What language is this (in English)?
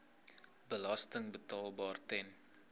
Afrikaans